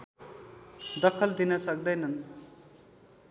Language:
Nepali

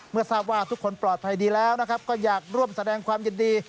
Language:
Thai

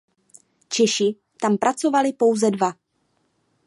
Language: Czech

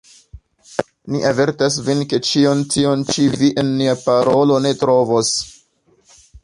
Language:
Esperanto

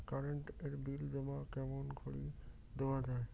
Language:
Bangla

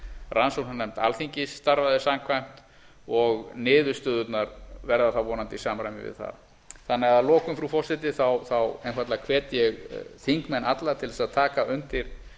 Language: Icelandic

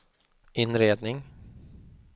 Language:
Swedish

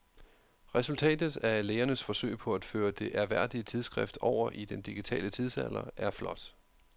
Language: Danish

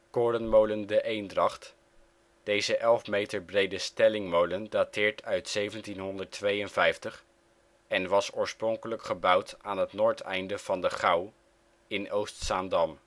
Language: Dutch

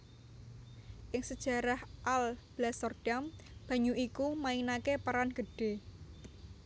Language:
Javanese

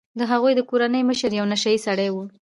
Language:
Pashto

